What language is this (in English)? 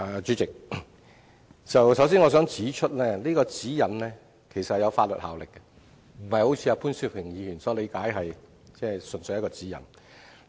Cantonese